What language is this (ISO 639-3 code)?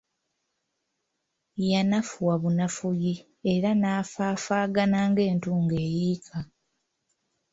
lug